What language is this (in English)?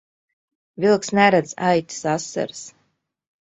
Latvian